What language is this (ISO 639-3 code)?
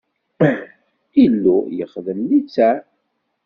kab